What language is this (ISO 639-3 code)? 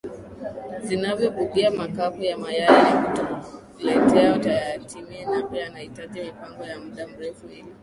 swa